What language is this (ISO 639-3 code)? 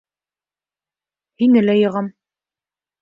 bak